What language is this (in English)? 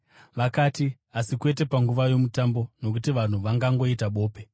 Shona